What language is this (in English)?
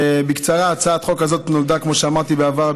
Hebrew